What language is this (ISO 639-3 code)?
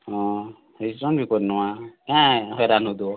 ori